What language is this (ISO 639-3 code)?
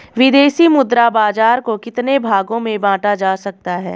hin